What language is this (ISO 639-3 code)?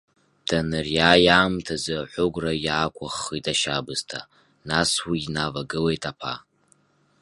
abk